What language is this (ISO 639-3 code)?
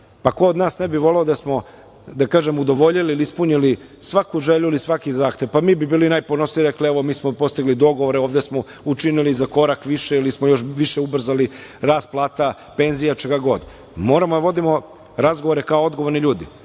srp